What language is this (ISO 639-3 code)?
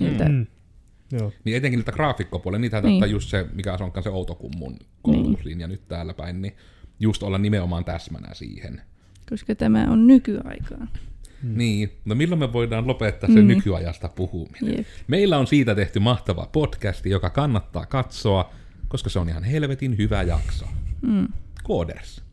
fin